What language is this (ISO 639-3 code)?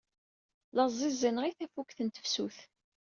kab